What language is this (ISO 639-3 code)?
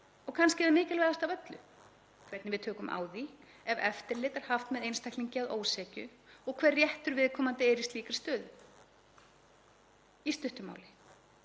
isl